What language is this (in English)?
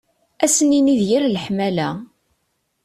Kabyle